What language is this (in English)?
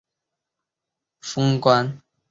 Chinese